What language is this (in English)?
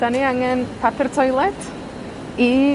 Welsh